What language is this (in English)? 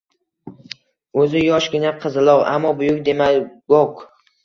Uzbek